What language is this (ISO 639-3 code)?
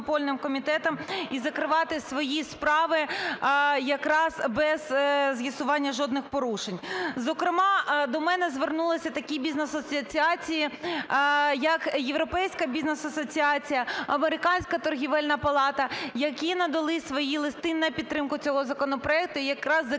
ukr